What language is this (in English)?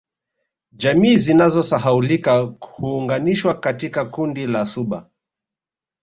Swahili